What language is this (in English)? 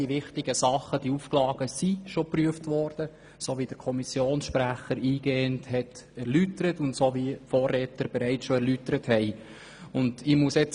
Swiss German